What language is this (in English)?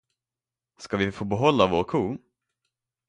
Swedish